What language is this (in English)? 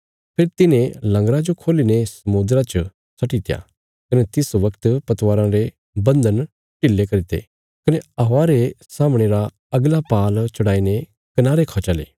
Bilaspuri